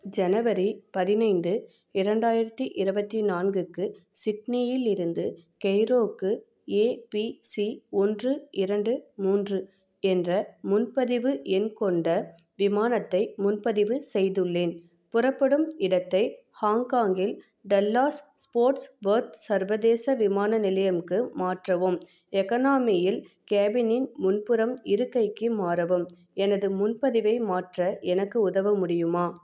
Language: Tamil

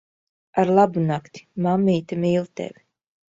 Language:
Latvian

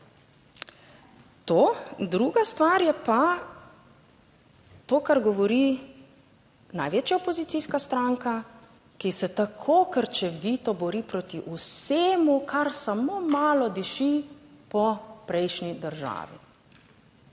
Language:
Slovenian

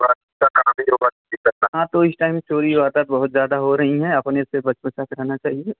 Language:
Hindi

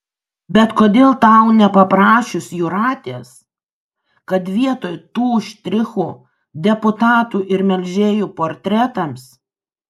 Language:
Lithuanian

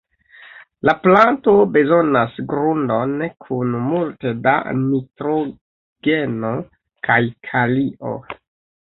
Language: Esperanto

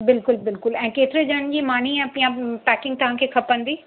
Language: Sindhi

